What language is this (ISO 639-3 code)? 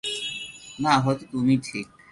ben